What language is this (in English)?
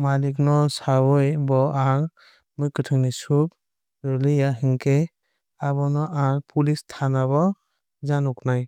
Kok Borok